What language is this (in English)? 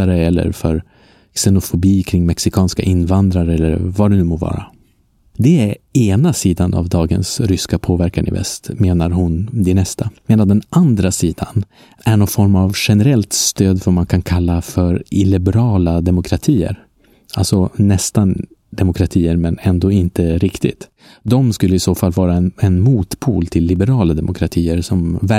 Swedish